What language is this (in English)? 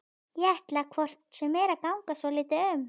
Icelandic